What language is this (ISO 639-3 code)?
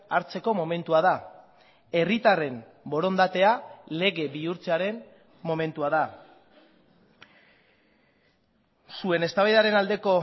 eus